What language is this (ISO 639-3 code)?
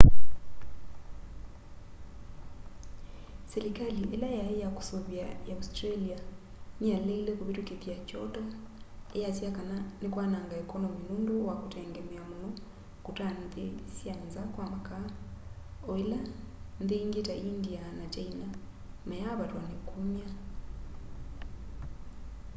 kam